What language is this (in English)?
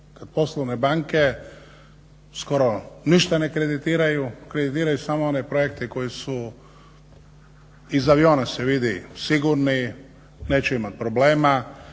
Croatian